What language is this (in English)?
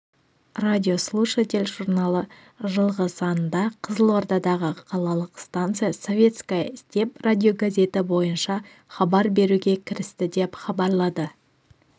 Kazakh